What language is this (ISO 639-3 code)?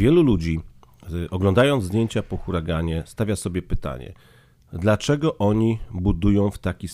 pol